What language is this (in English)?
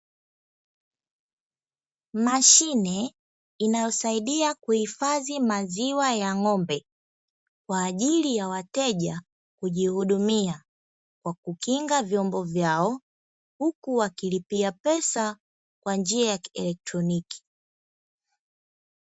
Swahili